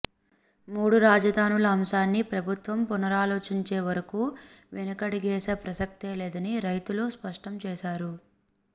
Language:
Telugu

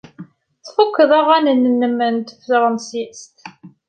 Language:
Kabyle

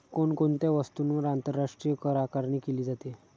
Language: Marathi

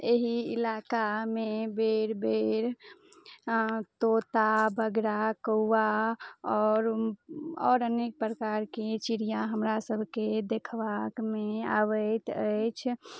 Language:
Maithili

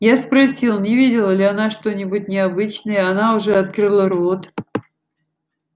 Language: Russian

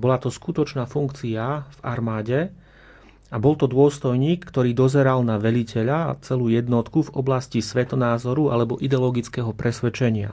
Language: Slovak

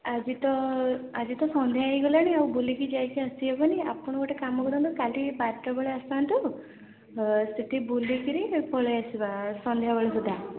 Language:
Odia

